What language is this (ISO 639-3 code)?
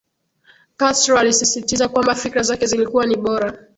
swa